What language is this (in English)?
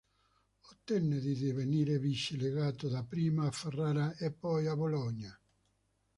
Italian